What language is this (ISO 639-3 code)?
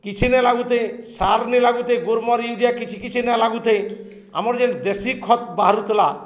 ori